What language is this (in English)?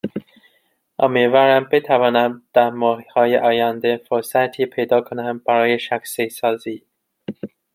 Persian